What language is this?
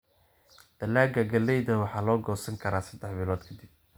Somali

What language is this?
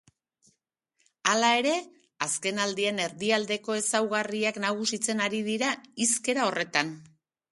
Basque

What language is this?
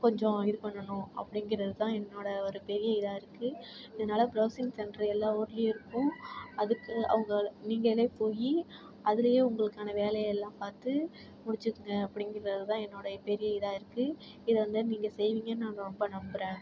Tamil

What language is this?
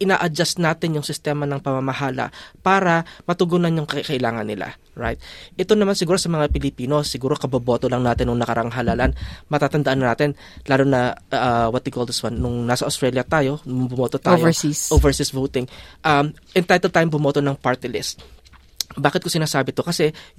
Filipino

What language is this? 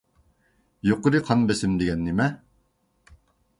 Uyghur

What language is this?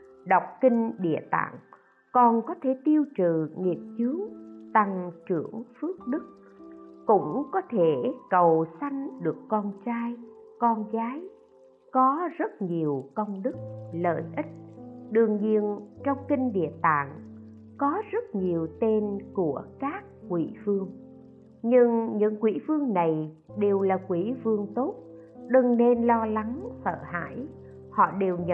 Vietnamese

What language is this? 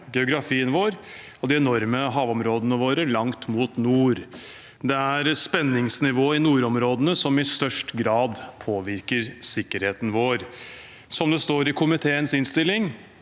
Norwegian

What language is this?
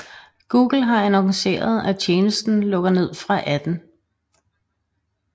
Danish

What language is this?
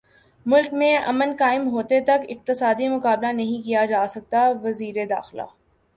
Urdu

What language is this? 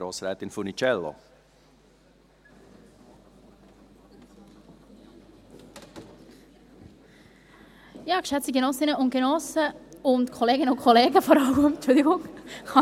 Swiss German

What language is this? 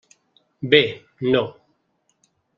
Catalan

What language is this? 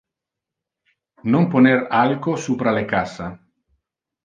Interlingua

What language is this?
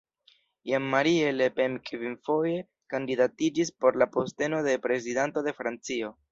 Esperanto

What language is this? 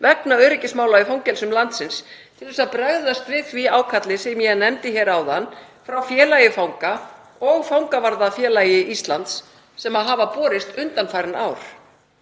Icelandic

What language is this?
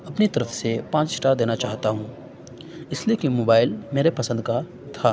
Urdu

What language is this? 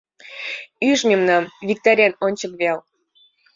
Mari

